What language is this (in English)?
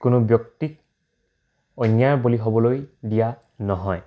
Assamese